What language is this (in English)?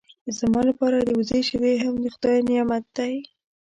Pashto